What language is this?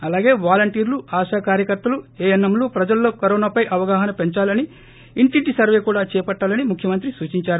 Telugu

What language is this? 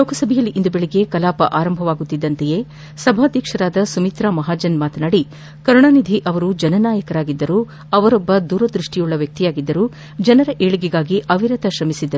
Kannada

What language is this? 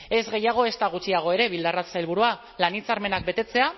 Basque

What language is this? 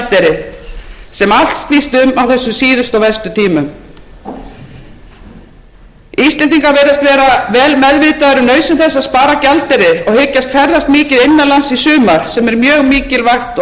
Icelandic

